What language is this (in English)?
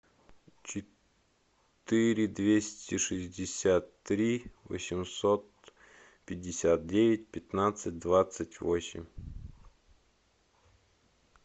Russian